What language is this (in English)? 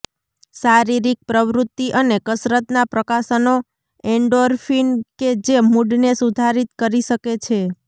Gujarati